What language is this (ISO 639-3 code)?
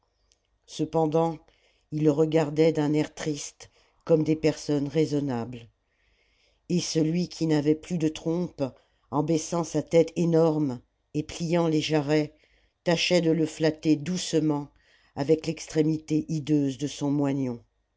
fra